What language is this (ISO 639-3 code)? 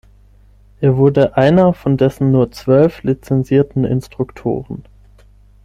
deu